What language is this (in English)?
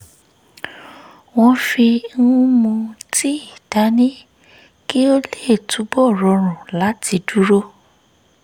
Yoruba